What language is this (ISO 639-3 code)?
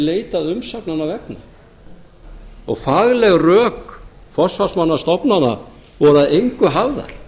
isl